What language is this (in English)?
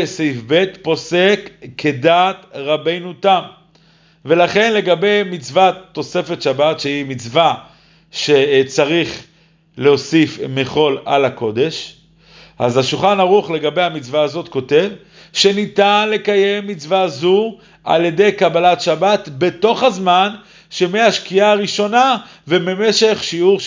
Hebrew